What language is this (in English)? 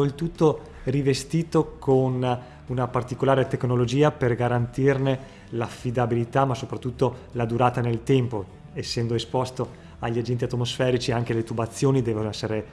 Italian